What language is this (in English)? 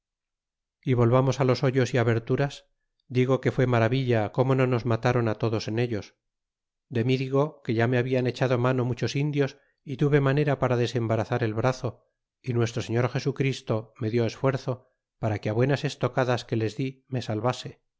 Spanish